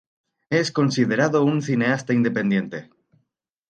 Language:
Spanish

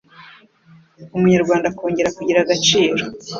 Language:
Kinyarwanda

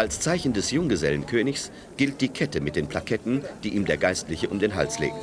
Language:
German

